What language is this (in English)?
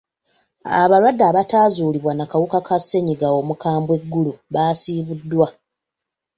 Ganda